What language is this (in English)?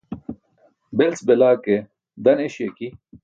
Burushaski